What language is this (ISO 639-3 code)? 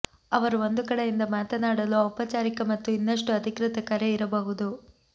kan